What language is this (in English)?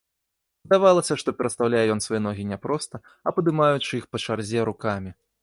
Belarusian